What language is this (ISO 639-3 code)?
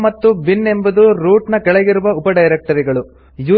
kan